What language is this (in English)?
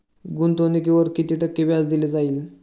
Marathi